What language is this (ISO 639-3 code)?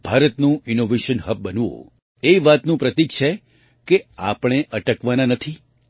guj